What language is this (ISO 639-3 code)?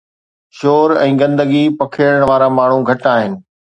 snd